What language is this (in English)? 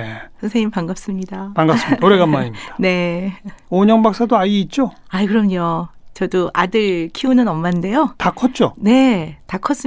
Korean